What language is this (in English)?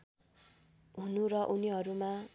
Nepali